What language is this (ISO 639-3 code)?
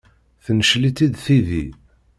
kab